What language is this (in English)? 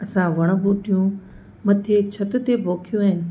Sindhi